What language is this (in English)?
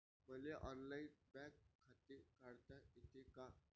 Marathi